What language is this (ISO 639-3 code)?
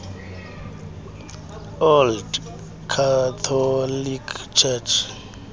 xho